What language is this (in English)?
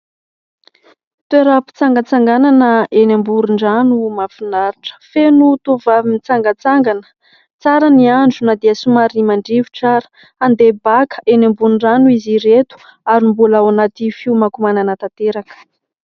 Malagasy